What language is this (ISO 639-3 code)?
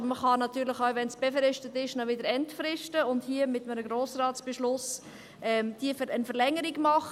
gsw